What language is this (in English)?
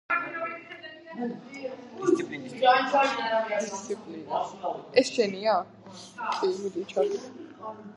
Georgian